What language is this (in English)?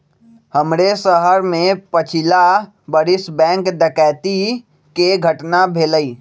Magahi